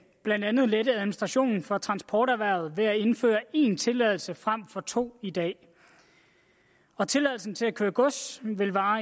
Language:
Danish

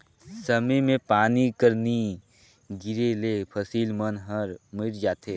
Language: Chhattisgarhi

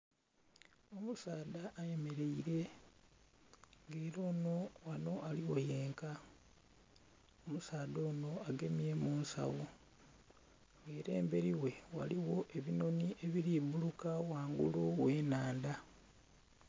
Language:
Soga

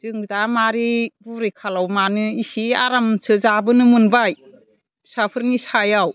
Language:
Bodo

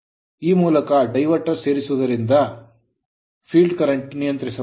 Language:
Kannada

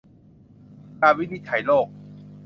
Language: Thai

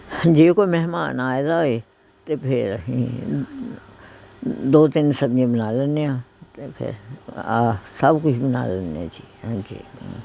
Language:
Punjabi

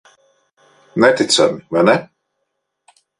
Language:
Latvian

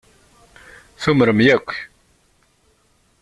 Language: Kabyle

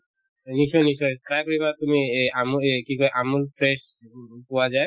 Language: Assamese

